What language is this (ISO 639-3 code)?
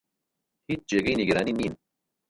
ckb